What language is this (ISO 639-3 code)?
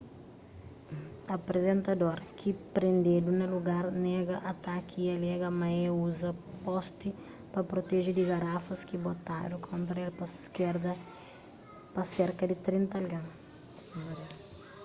kea